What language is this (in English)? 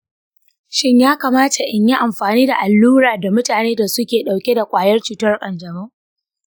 Hausa